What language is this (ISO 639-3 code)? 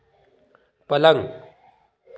hin